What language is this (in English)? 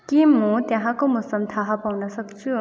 Nepali